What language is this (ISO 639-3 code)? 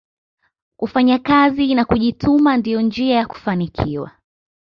swa